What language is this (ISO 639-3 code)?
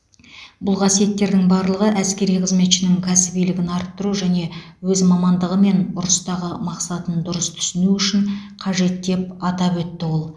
kaz